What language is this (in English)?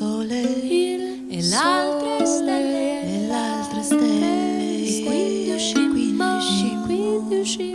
Dutch